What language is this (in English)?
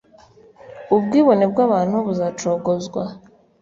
Kinyarwanda